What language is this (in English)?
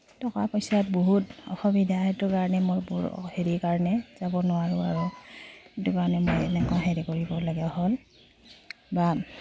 Assamese